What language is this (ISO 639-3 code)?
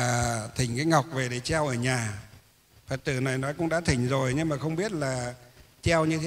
vie